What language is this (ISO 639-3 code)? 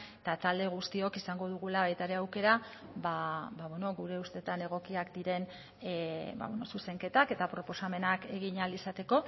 eus